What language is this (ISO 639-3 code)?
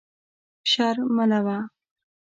pus